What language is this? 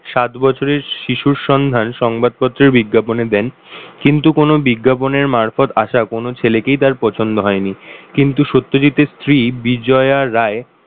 Bangla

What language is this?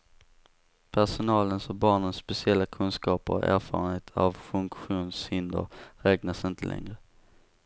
Swedish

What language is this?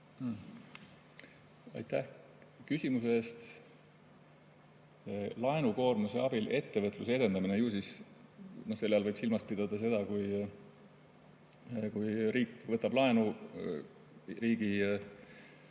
Estonian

